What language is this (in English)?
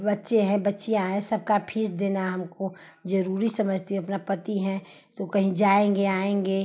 Hindi